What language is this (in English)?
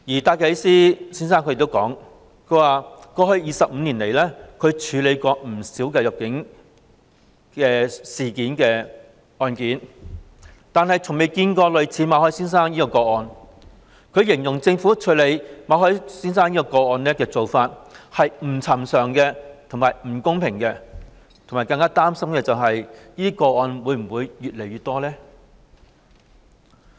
Cantonese